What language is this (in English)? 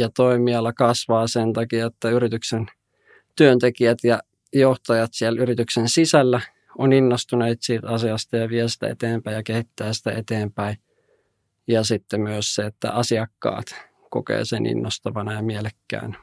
Finnish